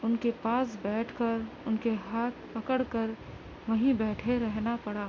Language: Urdu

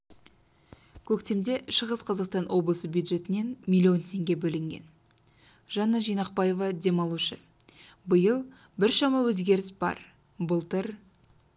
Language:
Kazakh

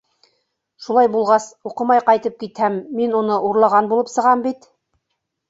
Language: Bashkir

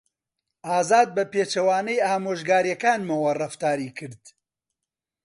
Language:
Central Kurdish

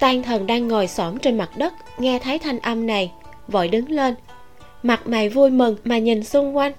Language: Vietnamese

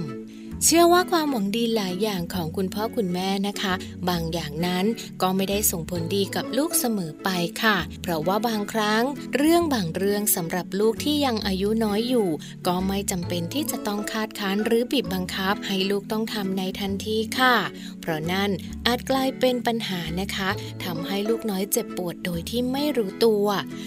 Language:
Thai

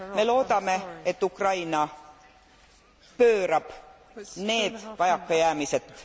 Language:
Estonian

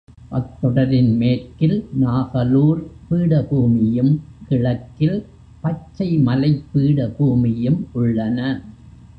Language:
Tamil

